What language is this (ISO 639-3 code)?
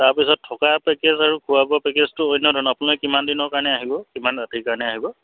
asm